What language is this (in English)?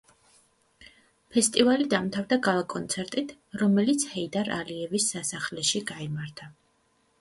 Georgian